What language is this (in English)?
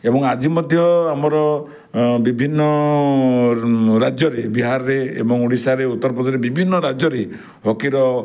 Odia